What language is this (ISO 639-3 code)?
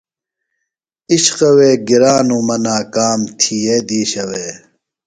phl